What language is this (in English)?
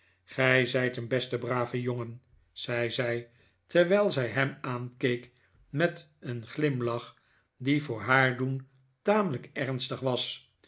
Dutch